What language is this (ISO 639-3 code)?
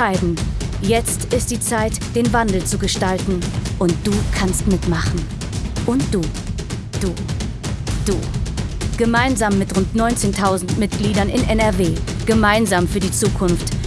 deu